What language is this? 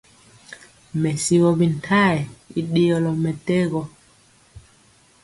Mpiemo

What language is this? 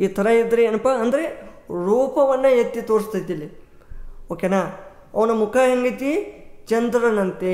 Kannada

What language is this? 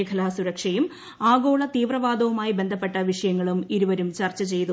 Malayalam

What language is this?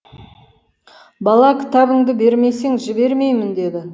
Kazakh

